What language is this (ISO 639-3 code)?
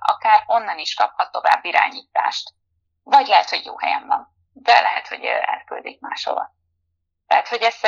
hun